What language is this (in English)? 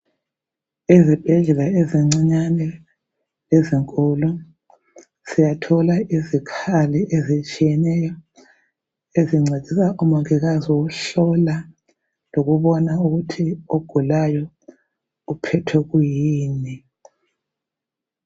North Ndebele